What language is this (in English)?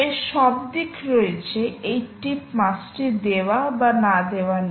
Bangla